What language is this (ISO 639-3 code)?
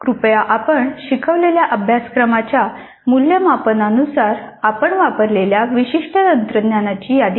mar